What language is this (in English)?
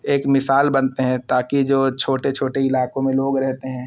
Urdu